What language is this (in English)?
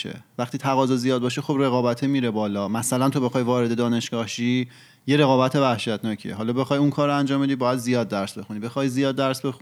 Persian